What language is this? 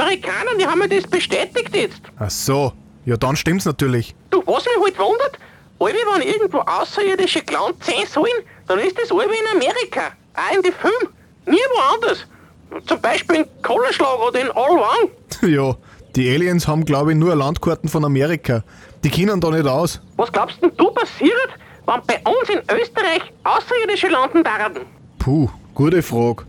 German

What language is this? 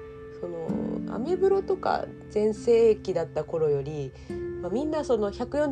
Japanese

